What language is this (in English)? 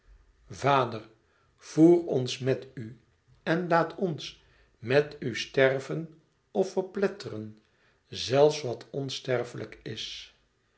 Dutch